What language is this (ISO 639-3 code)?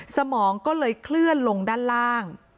tha